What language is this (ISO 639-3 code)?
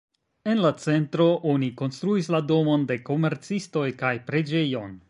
epo